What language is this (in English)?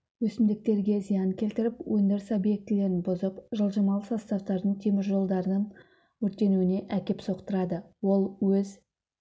Kazakh